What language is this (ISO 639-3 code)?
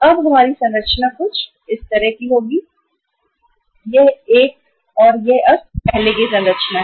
hin